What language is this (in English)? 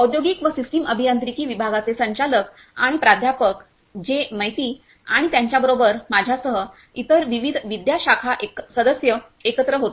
Marathi